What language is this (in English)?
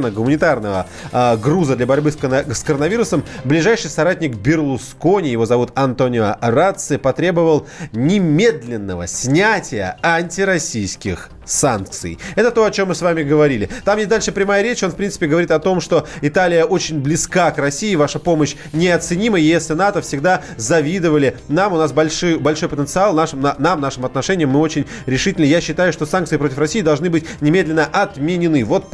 Russian